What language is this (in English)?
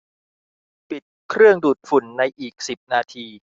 Thai